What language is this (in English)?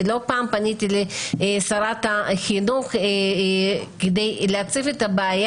Hebrew